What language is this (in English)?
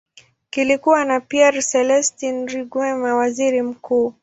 Swahili